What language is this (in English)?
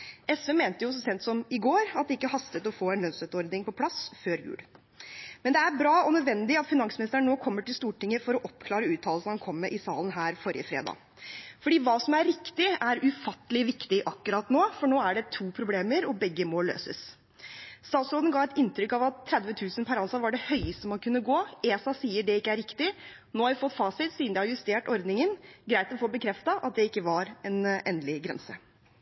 Norwegian Bokmål